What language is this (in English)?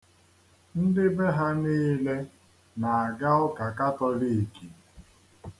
Igbo